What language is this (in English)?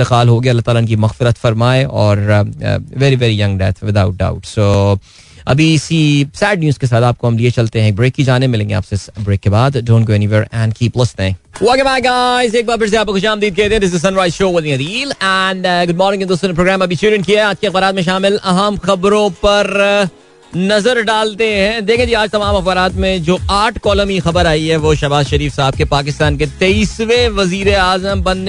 Hindi